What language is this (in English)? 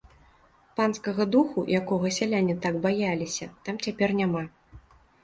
Belarusian